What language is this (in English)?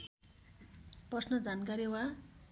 Nepali